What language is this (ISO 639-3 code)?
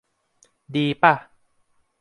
tha